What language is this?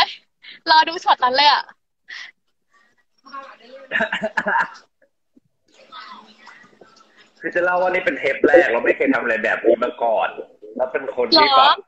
Thai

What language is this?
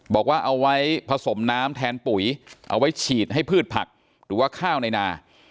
Thai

